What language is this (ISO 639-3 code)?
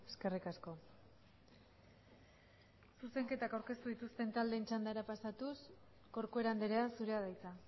eus